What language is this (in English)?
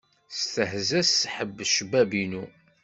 Kabyle